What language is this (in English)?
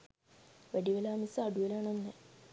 Sinhala